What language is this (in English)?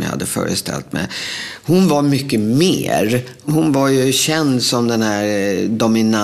Swedish